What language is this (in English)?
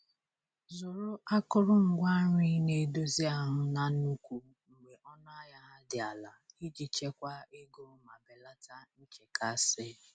Igbo